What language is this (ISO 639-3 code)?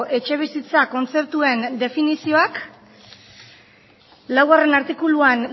eus